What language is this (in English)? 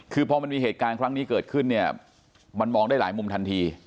Thai